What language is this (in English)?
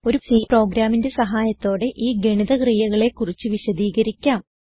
Malayalam